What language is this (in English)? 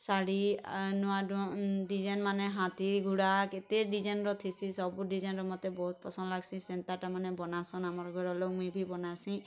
Odia